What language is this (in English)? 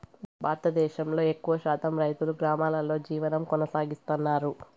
Telugu